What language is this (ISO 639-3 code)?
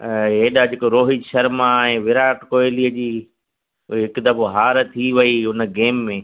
snd